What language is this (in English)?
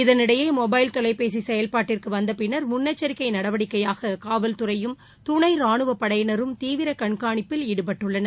Tamil